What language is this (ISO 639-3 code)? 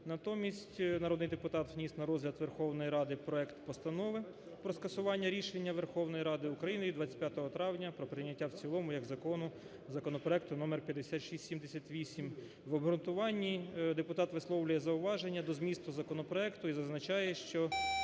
ukr